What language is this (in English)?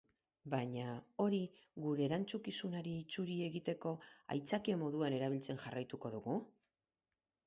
Basque